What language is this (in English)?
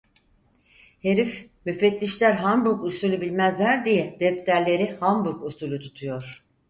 Turkish